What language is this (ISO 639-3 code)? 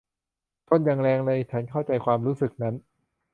tha